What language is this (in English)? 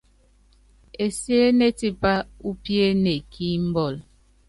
Yangben